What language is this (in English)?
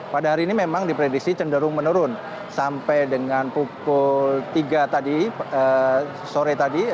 Indonesian